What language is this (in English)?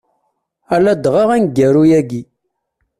Kabyle